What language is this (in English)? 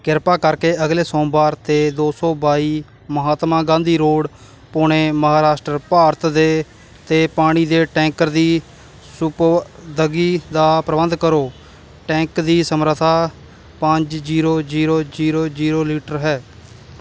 Punjabi